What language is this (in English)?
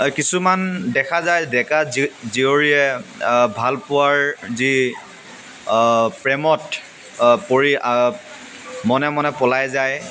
Assamese